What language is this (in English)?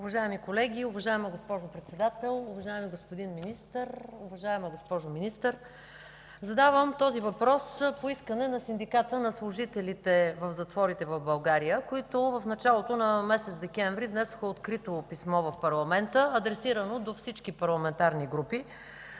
Bulgarian